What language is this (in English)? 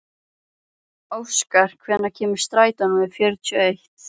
Icelandic